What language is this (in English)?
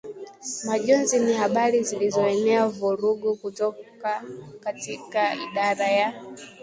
Swahili